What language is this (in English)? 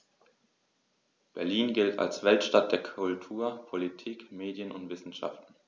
German